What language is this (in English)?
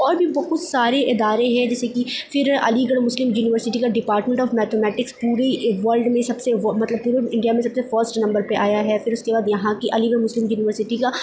Urdu